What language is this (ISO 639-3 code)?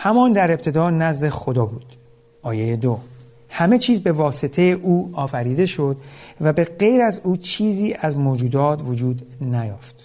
fas